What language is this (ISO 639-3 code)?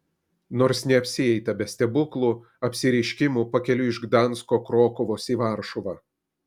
lit